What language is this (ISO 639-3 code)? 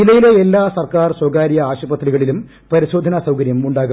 mal